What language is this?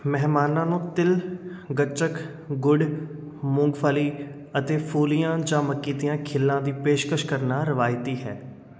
Punjabi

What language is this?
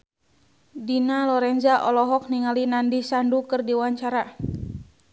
Sundanese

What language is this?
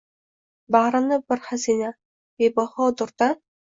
Uzbek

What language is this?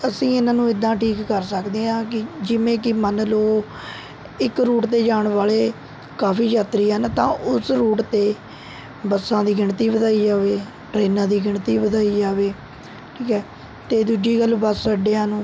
Punjabi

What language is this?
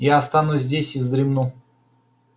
Russian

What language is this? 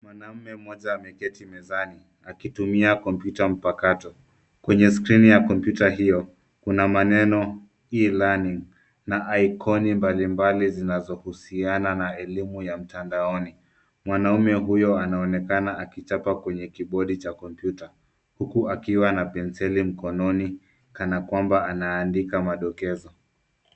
Swahili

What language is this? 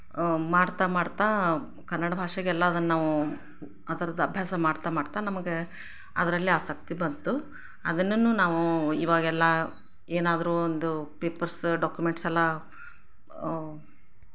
Kannada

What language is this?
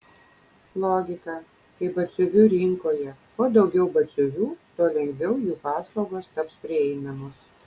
Lithuanian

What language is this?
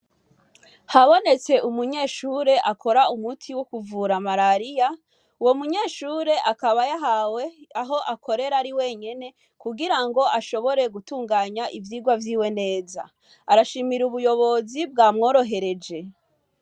Rundi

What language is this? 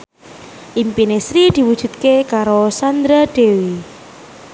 Javanese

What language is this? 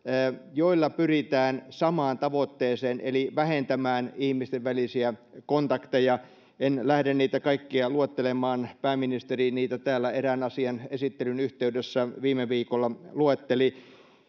Finnish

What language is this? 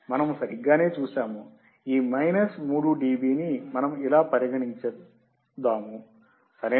Telugu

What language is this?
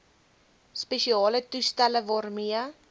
Afrikaans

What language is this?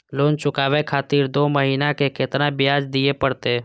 Maithili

